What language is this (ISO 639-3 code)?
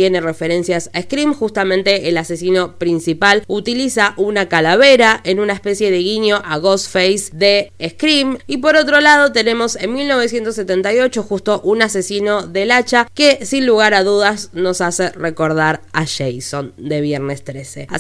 spa